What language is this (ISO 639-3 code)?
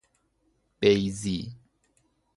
fas